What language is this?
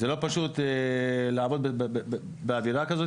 Hebrew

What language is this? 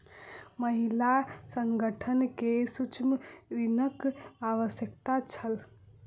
Maithili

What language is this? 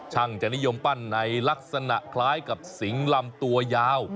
Thai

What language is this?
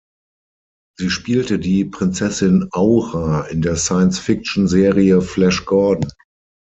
German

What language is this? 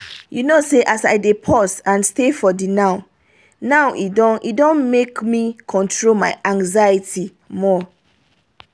Nigerian Pidgin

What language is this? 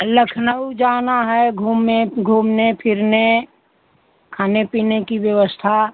Hindi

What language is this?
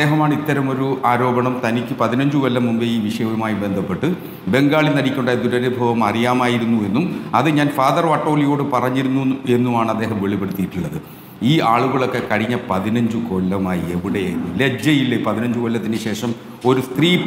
Malayalam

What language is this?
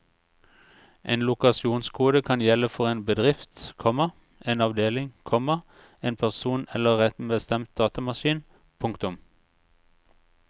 Norwegian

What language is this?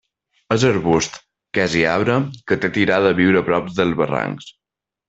Catalan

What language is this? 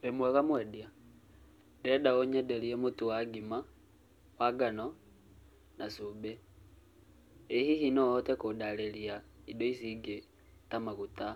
Kikuyu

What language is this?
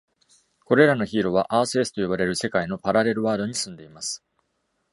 Japanese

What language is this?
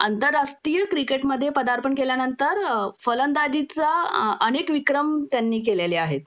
Marathi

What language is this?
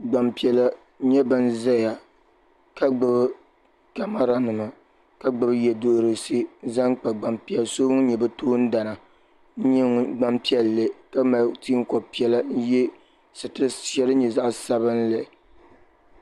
Dagbani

